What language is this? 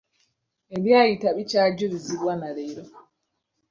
Ganda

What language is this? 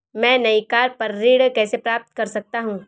Hindi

